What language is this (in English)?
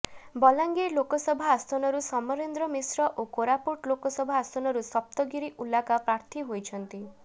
Odia